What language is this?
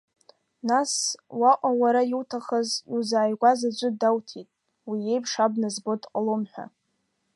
Abkhazian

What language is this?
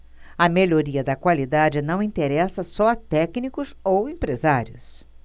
Portuguese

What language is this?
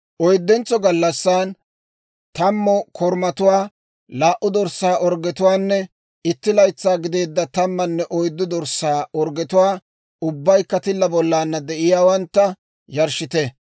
Dawro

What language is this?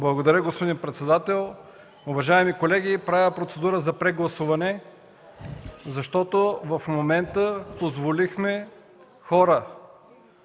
Bulgarian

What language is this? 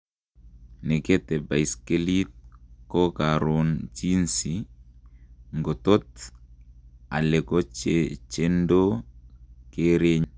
Kalenjin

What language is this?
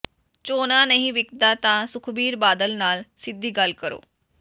Punjabi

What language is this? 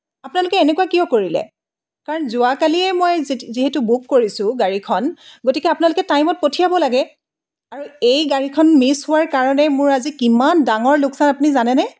Assamese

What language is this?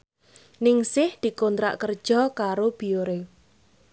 Javanese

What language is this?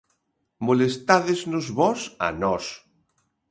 Galician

